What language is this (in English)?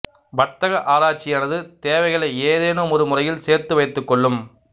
Tamil